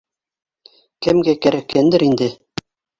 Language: Bashkir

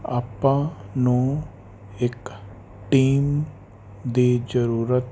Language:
Punjabi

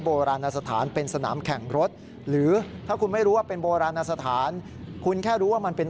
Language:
Thai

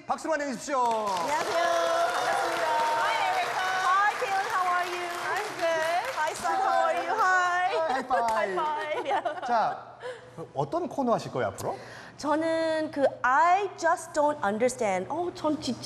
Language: Korean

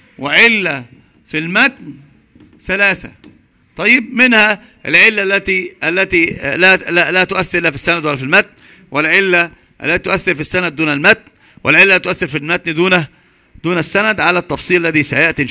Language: Arabic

